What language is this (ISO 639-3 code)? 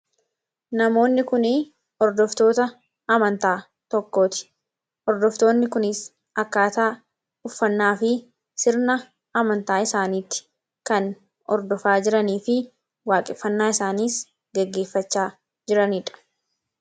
orm